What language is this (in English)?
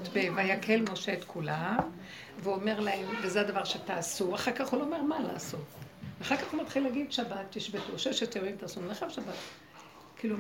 Hebrew